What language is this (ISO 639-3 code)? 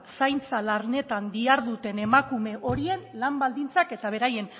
eus